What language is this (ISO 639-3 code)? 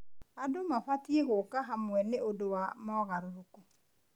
kik